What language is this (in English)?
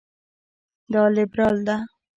Pashto